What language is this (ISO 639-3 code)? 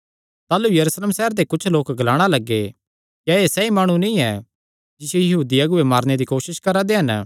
xnr